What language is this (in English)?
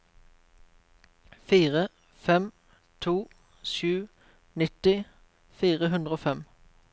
Norwegian